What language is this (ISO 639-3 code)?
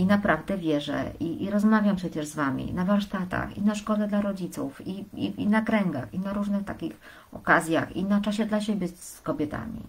pol